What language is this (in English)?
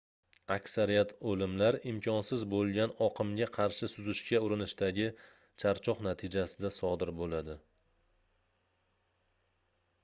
Uzbek